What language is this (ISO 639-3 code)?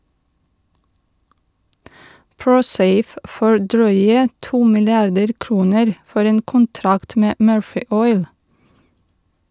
nor